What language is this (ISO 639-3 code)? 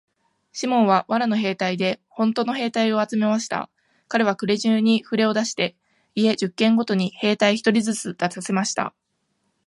jpn